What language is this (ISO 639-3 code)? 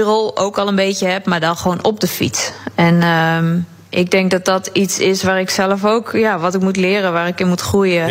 nld